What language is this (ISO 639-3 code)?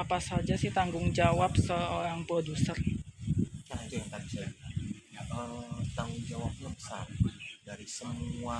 ind